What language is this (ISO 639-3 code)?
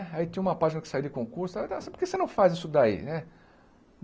por